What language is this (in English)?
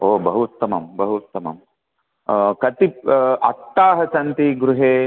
Sanskrit